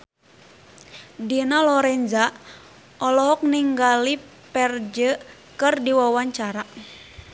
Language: Sundanese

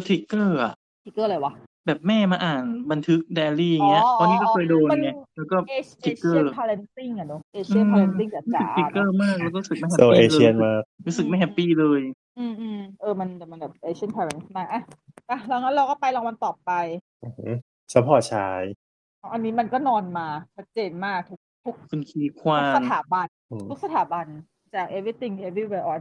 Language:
Thai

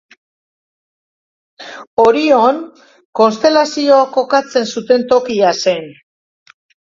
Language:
Basque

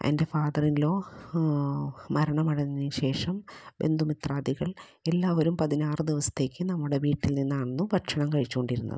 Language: Malayalam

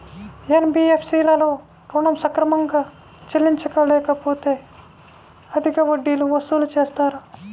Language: Telugu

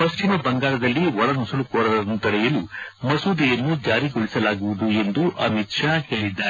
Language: Kannada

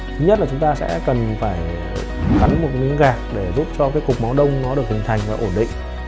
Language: Vietnamese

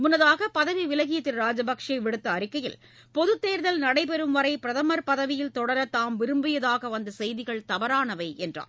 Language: Tamil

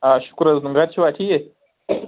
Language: Kashmiri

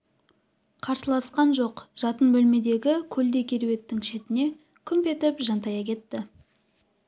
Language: Kazakh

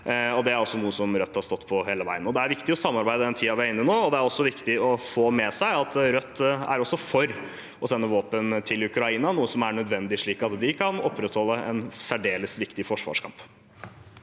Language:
Norwegian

